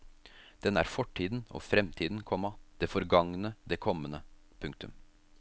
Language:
Norwegian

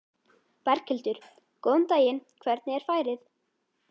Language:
Icelandic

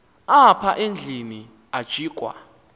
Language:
Xhosa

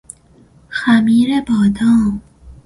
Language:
Persian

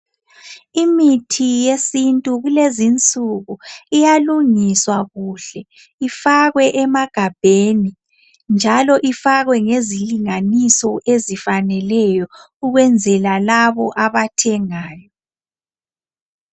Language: North Ndebele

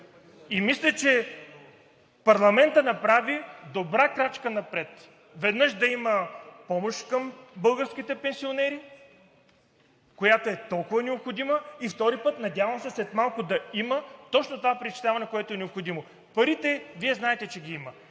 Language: Bulgarian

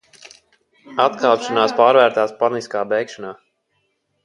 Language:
Latvian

